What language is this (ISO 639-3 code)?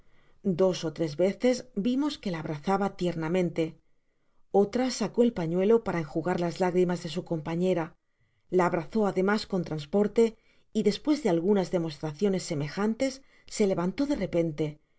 spa